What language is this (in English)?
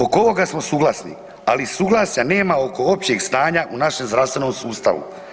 Croatian